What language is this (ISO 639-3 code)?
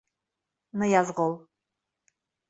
bak